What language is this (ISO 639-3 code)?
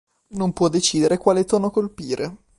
ita